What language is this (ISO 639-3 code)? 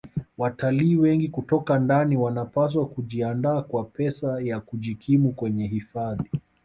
swa